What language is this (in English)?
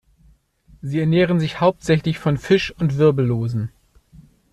German